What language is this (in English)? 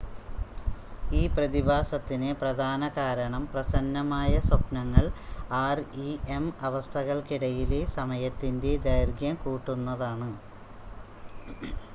Malayalam